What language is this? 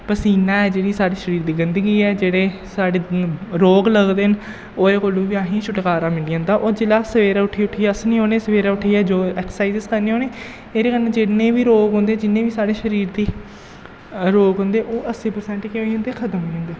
Dogri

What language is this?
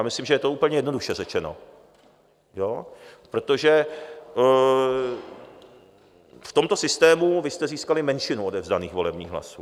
Czech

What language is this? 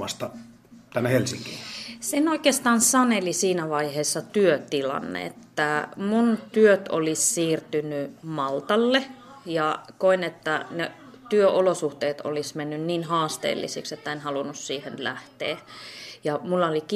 Finnish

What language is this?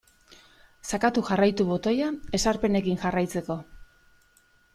Basque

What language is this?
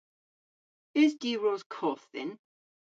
Cornish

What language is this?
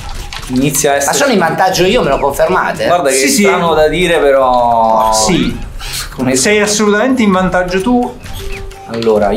Italian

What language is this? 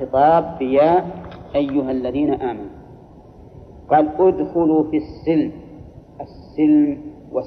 Arabic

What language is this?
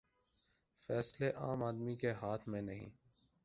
Urdu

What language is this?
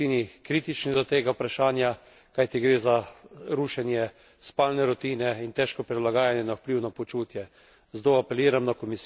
Slovenian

